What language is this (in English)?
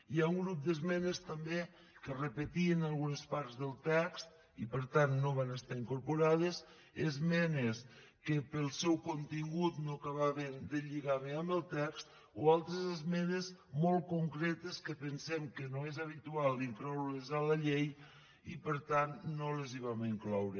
Catalan